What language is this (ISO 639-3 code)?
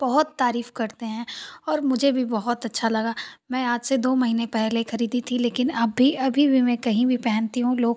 hin